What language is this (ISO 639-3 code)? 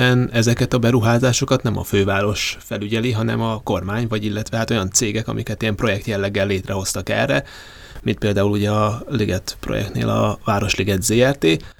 hun